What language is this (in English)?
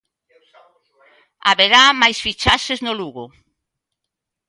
Galician